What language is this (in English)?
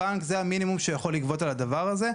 Hebrew